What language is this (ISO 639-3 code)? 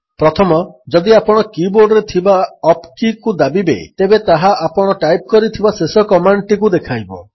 ori